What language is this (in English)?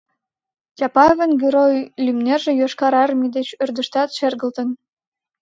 Mari